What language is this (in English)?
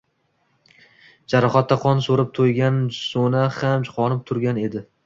Uzbek